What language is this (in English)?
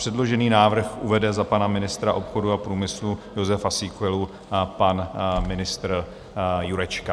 Czech